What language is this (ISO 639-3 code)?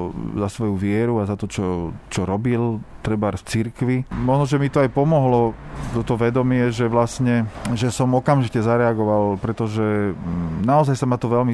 slk